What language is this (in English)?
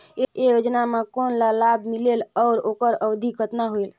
Chhattisgarhi